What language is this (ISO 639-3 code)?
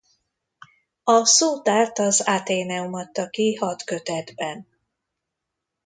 hun